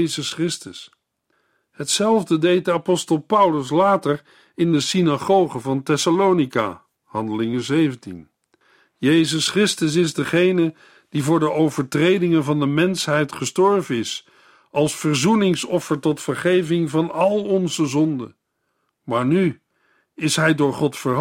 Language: Dutch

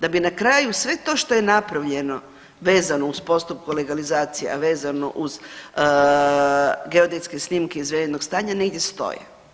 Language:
Croatian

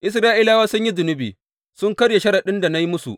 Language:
Hausa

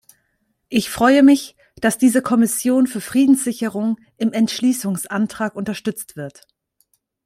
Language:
German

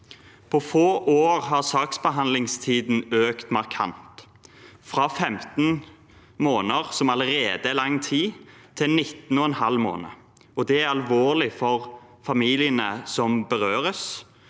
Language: Norwegian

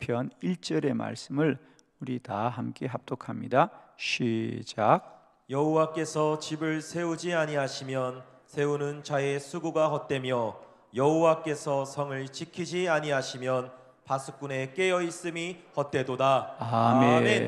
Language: Korean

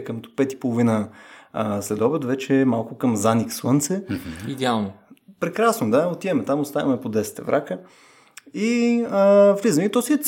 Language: Bulgarian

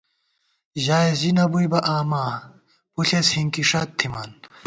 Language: Gawar-Bati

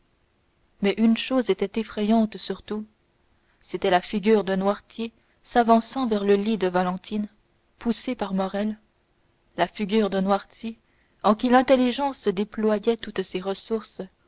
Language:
French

